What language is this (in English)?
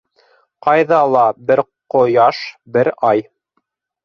Bashkir